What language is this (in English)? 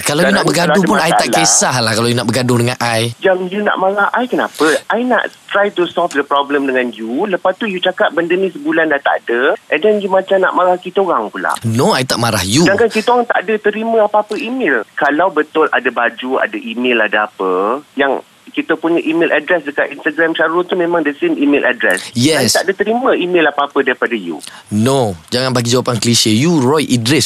Malay